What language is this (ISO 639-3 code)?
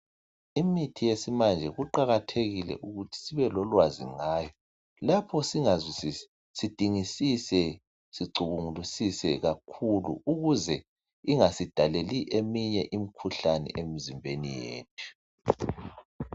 nde